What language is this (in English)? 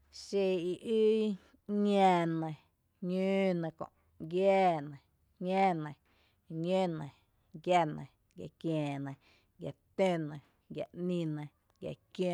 Tepinapa Chinantec